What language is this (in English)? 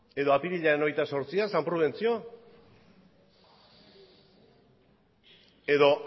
Basque